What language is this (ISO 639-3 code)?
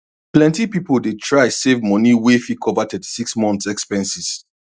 pcm